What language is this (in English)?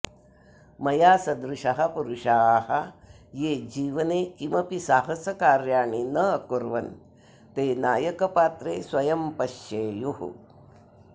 Sanskrit